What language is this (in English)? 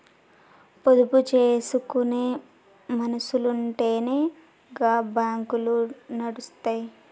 Telugu